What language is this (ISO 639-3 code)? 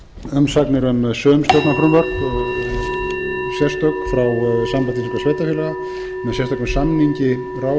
isl